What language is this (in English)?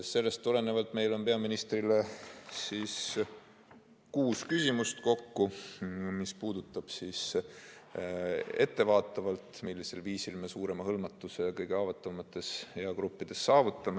Estonian